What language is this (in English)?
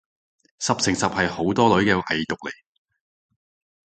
Cantonese